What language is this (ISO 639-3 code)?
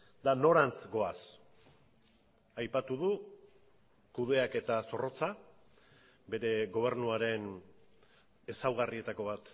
eus